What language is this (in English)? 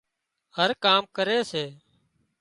Wadiyara Koli